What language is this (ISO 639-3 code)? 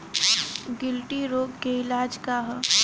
bho